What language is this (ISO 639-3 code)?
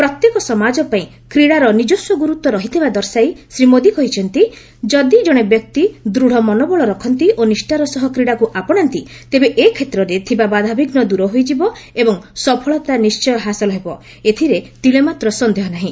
ori